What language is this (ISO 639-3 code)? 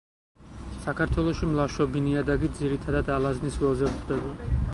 kat